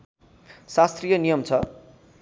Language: Nepali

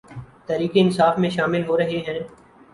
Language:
Urdu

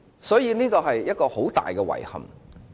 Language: Cantonese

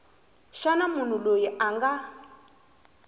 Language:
Tsonga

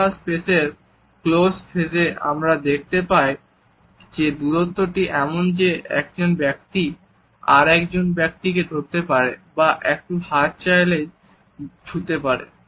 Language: Bangla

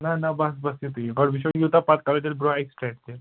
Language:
Kashmiri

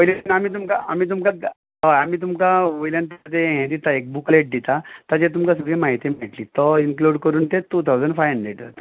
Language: Konkani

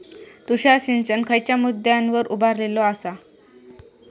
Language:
Marathi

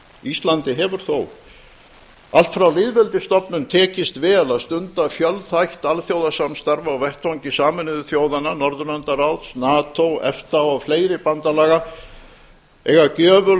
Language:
Icelandic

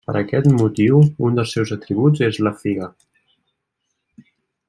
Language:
Catalan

